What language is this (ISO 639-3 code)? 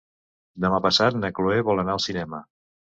cat